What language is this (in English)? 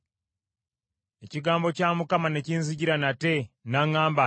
Ganda